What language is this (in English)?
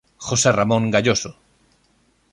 Galician